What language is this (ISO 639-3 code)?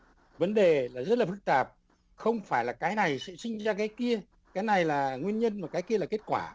vie